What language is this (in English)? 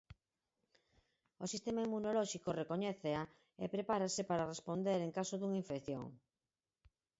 Galician